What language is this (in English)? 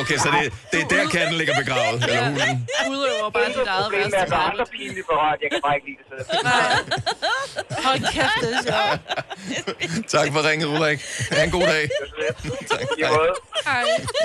Danish